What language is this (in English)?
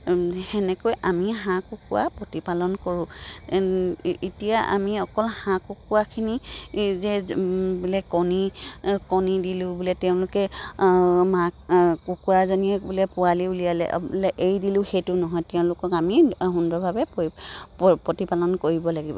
Assamese